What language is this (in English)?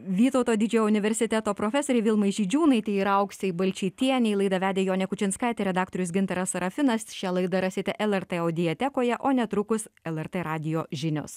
Lithuanian